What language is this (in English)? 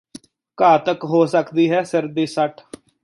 Punjabi